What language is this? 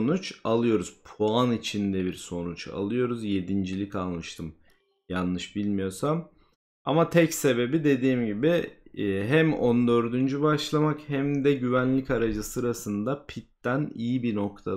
Turkish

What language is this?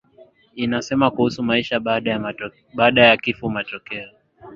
Swahili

